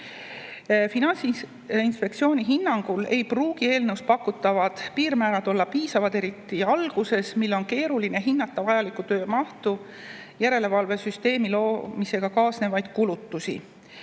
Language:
Estonian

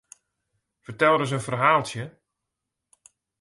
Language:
Western Frisian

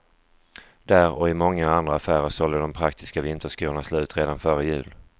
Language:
Swedish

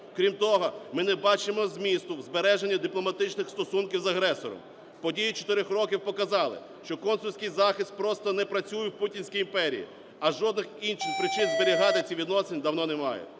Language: Ukrainian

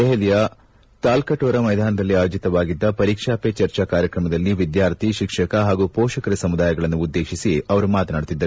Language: Kannada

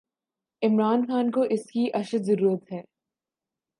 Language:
Urdu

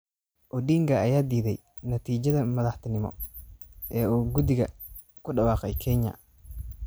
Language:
Somali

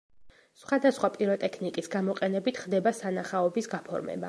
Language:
Georgian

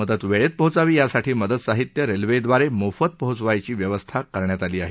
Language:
Marathi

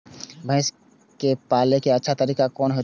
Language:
Maithili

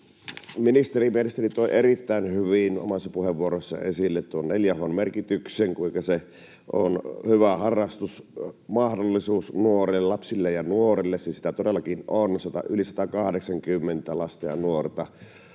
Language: Finnish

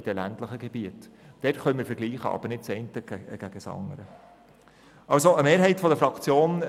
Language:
Swiss German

